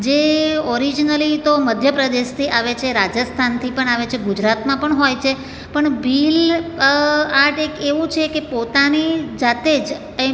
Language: Gujarati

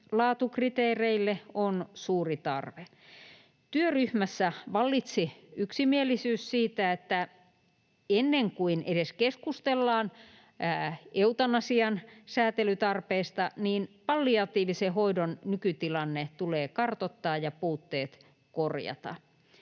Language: Finnish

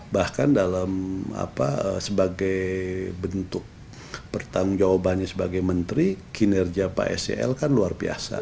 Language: Indonesian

